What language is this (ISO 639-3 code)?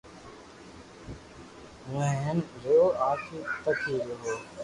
lrk